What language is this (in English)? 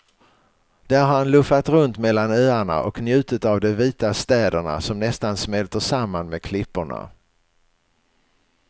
Swedish